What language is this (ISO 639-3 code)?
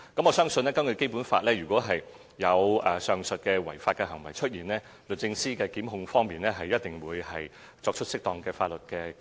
yue